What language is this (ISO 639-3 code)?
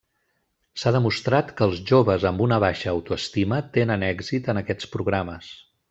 cat